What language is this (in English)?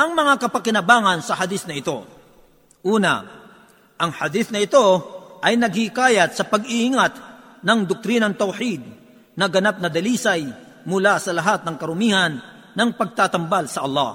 Filipino